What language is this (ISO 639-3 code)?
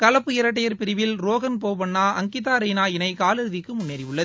tam